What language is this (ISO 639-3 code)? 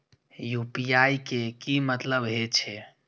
mai